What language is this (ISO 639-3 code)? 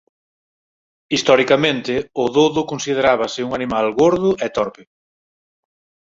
glg